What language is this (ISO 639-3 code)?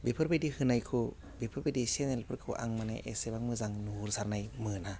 brx